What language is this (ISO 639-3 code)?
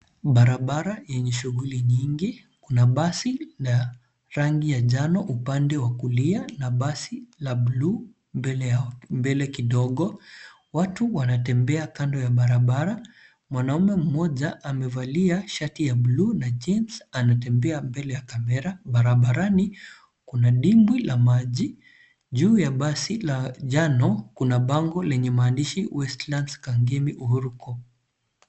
swa